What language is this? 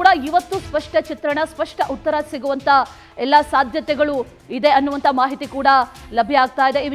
Kannada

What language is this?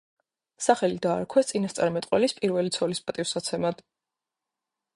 Georgian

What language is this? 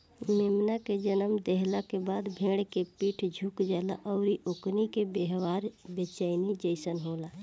Bhojpuri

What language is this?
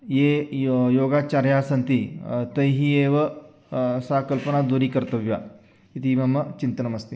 Sanskrit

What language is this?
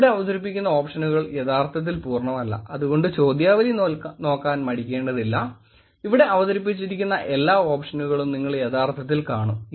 Malayalam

